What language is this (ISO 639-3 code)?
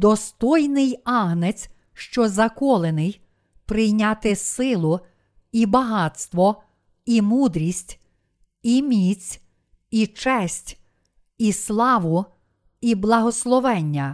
ukr